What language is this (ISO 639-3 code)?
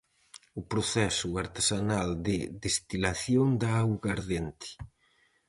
glg